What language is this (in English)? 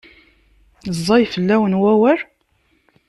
Kabyle